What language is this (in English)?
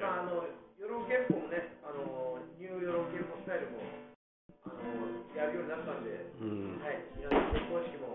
Japanese